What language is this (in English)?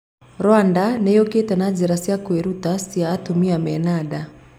Kikuyu